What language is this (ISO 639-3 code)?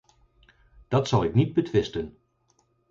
nld